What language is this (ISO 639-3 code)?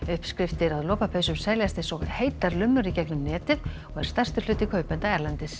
isl